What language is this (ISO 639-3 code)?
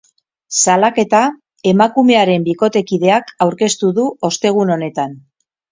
eus